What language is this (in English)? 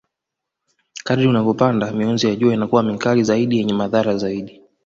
Swahili